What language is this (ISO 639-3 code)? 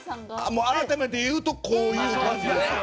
jpn